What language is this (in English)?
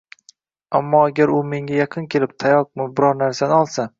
Uzbek